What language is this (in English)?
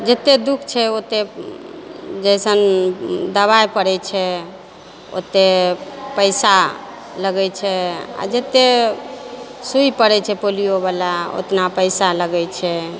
Maithili